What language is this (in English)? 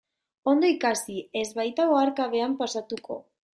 Basque